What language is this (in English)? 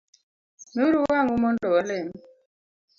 Luo (Kenya and Tanzania)